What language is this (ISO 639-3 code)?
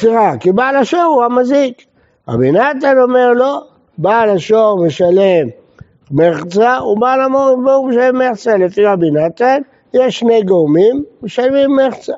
heb